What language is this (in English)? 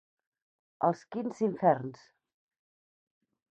Catalan